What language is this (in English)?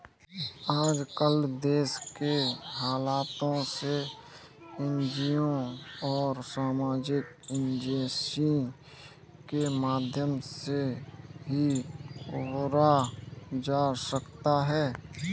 Hindi